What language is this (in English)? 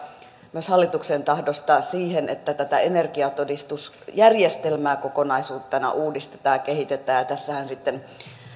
Finnish